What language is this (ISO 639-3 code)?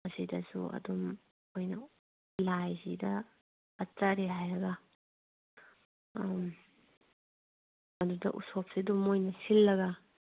mni